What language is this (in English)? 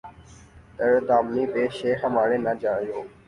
Urdu